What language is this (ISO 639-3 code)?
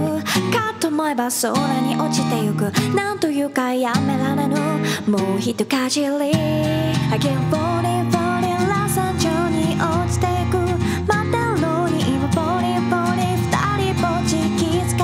jpn